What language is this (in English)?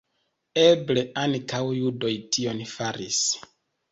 Esperanto